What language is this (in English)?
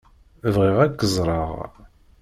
Kabyle